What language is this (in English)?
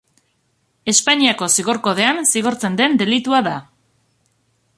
Basque